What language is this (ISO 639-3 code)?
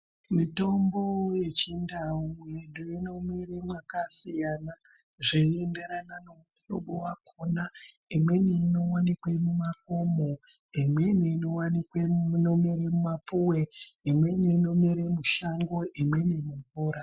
ndc